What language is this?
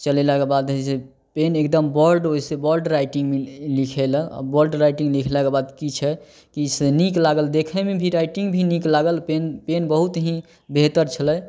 Maithili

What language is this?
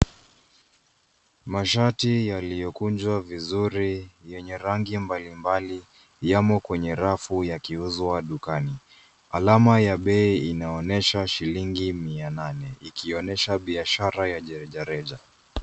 Swahili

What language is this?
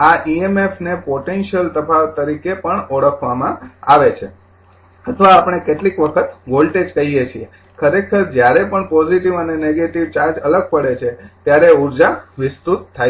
Gujarati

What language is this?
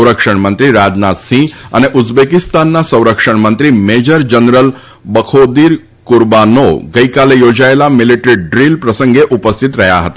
Gujarati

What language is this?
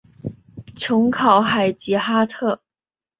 Chinese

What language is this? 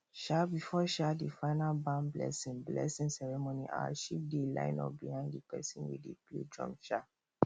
Nigerian Pidgin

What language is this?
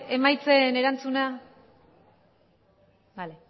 Basque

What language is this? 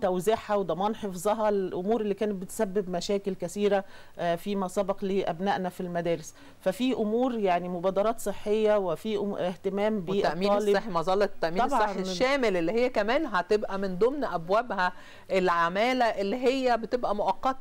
Arabic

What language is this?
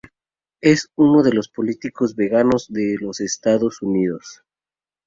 Spanish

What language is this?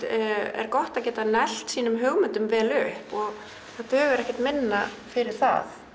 Icelandic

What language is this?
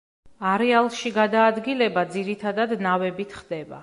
Georgian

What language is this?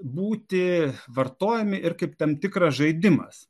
Lithuanian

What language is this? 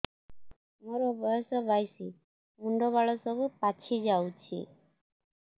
Odia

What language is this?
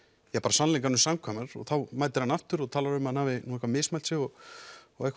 Icelandic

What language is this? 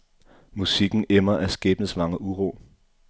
Danish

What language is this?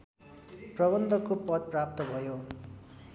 Nepali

